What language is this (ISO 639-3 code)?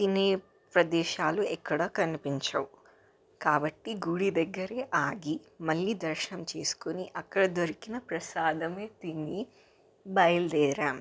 tel